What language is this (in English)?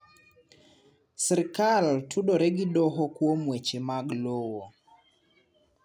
Luo (Kenya and Tanzania)